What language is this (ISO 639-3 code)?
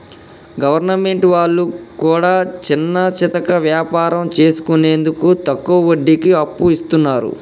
tel